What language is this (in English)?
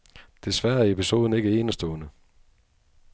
Danish